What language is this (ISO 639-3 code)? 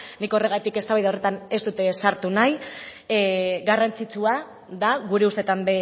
eus